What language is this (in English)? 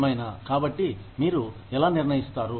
Telugu